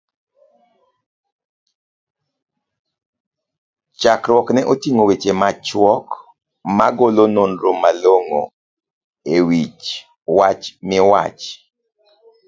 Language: Luo (Kenya and Tanzania)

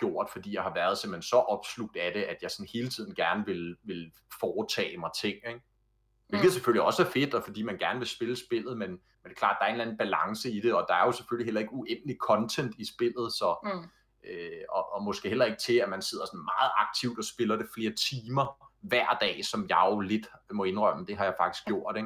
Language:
Danish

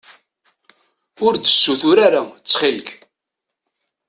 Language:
Kabyle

